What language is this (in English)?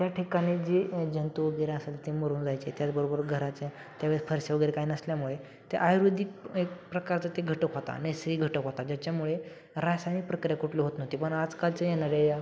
Marathi